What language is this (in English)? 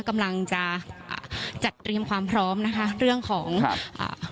Thai